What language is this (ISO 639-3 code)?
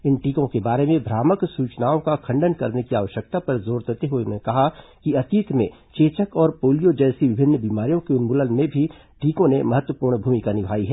hin